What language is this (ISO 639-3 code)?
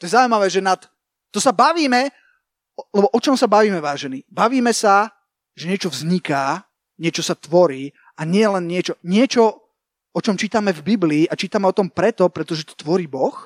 slk